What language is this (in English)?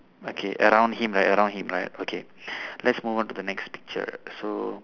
English